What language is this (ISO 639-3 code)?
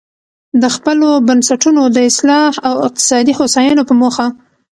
pus